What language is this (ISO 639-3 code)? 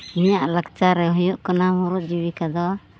sat